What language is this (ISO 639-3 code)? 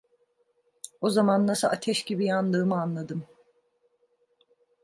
tur